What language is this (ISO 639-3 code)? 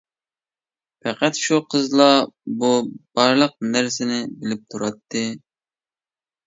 uig